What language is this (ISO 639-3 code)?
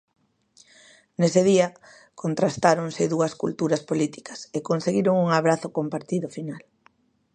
glg